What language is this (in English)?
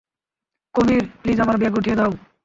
Bangla